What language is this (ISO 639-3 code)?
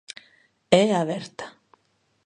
glg